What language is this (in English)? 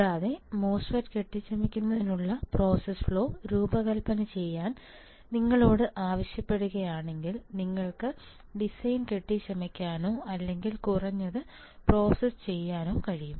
Malayalam